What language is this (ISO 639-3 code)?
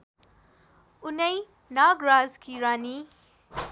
nep